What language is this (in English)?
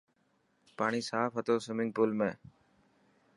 Dhatki